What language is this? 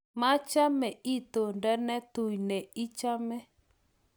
Kalenjin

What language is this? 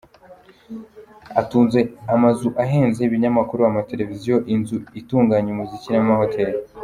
Kinyarwanda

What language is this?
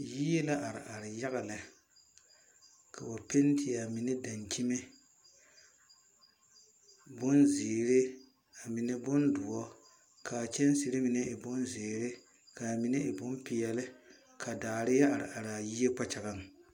Southern Dagaare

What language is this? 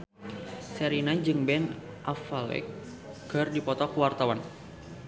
Sundanese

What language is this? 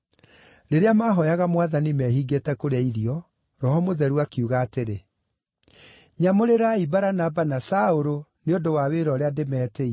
Kikuyu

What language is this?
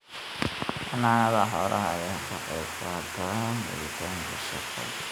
Somali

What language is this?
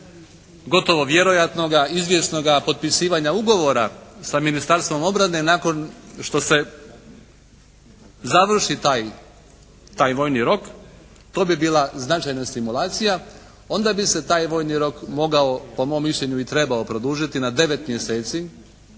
Croatian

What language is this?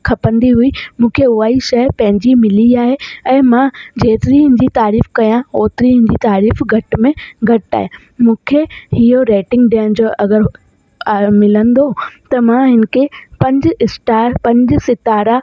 Sindhi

